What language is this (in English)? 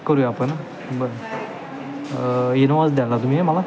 Marathi